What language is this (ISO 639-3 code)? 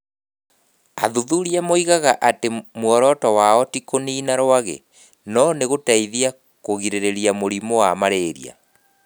kik